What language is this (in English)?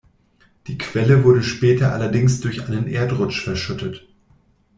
German